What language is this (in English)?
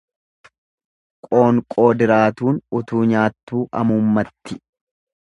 Oromo